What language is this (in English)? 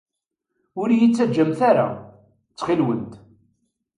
Kabyle